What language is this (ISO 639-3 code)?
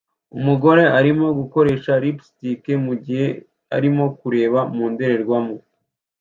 kin